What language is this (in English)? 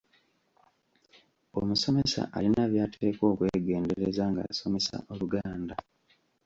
Ganda